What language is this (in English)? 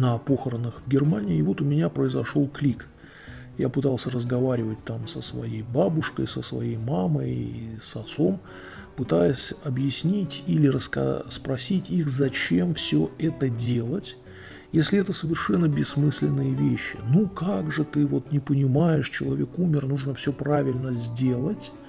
Russian